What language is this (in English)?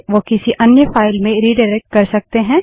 Hindi